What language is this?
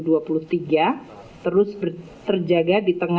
Indonesian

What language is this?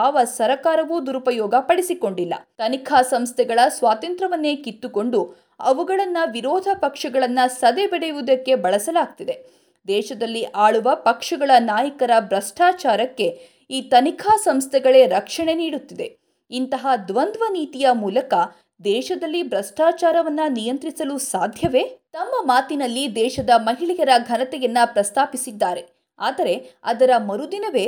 Kannada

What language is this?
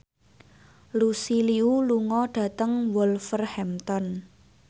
Javanese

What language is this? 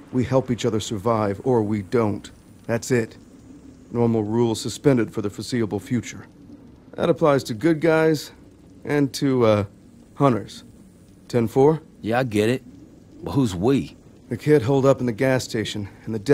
English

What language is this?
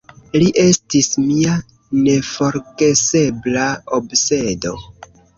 Esperanto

